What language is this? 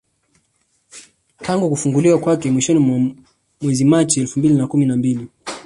Swahili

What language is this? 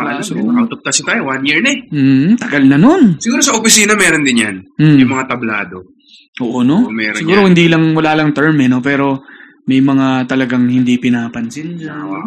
Filipino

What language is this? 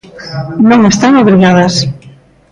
Galician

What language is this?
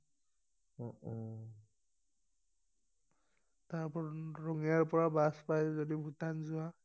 Assamese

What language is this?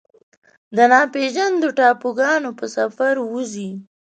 Pashto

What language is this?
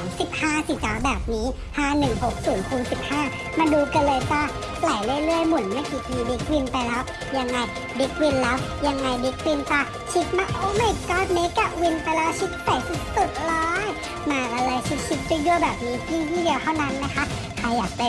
Thai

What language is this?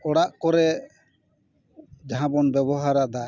Santali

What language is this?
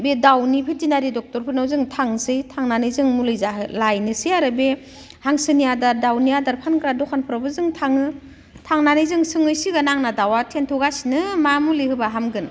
Bodo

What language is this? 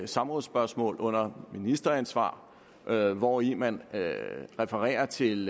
Danish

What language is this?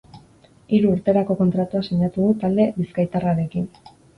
Basque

